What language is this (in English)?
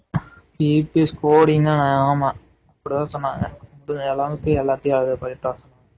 Tamil